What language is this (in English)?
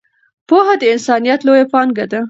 Pashto